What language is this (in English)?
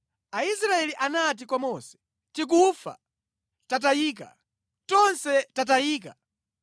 Nyanja